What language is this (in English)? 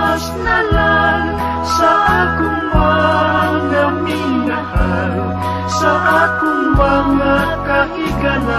Indonesian